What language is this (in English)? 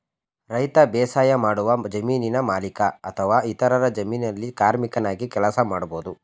Kannada